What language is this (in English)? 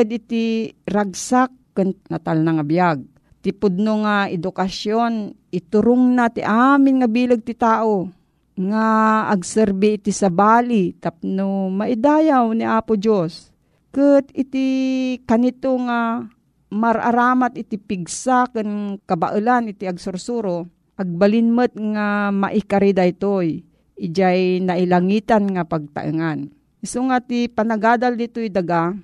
Filipino